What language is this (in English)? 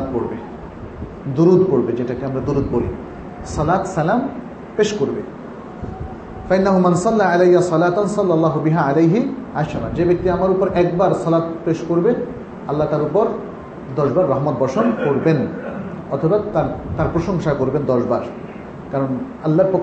Bangla